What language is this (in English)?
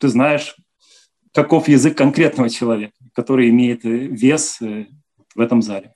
Russian